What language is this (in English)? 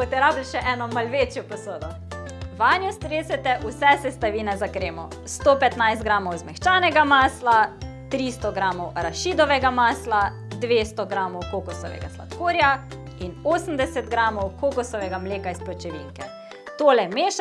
Slovenian